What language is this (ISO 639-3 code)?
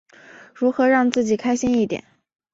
zho